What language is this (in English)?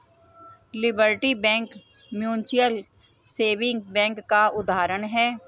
Hindi